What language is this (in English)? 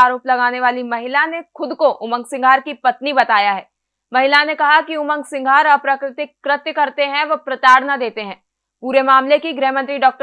Hindi